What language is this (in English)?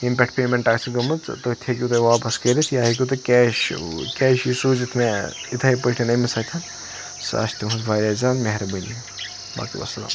Kashmiri